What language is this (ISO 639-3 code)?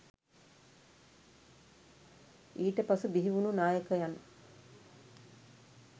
sin